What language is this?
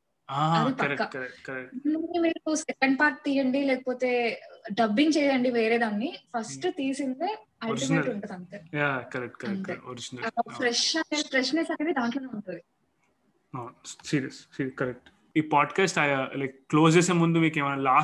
Telugu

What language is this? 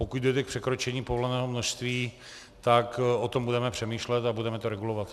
Czech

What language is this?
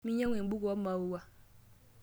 Masai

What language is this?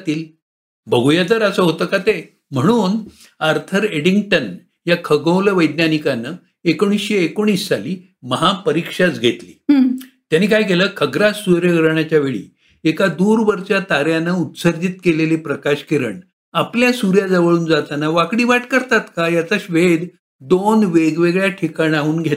Marathi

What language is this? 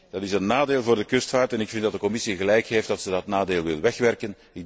Dutch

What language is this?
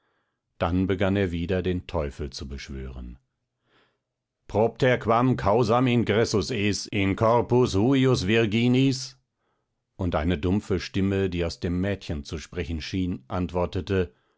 German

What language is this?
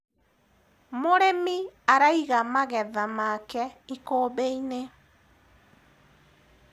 Kikuyu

